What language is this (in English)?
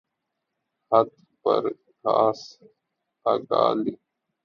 Urdu